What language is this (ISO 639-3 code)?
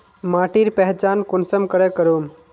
mag